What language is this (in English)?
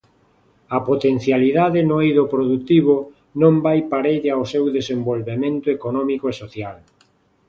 Galician